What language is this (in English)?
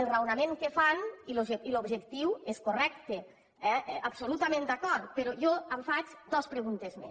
Catalan